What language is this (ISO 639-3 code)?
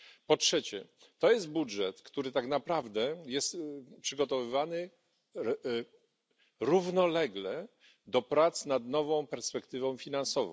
pol